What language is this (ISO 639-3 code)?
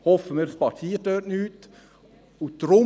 gsw